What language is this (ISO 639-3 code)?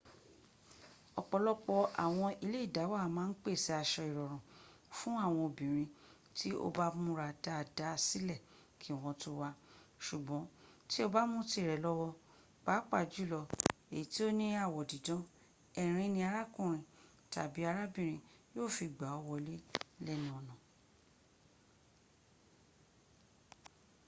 yor